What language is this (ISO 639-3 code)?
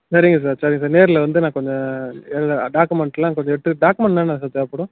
tam